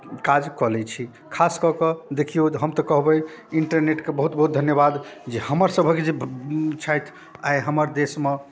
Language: Maithili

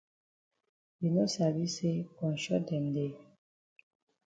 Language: Cameroon Pidgin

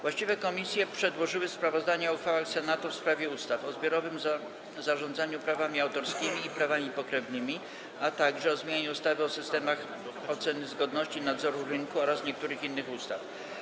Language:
Polish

